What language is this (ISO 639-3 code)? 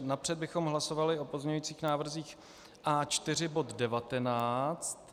ces